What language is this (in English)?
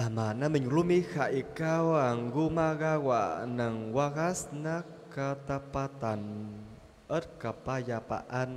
Filipino